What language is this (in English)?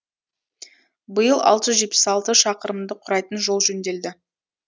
Kazakh